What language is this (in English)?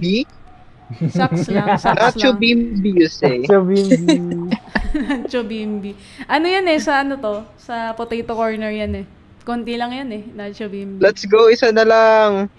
Filipino